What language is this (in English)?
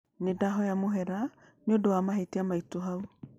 Kikuyu